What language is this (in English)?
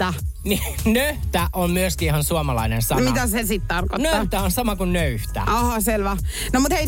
Finnish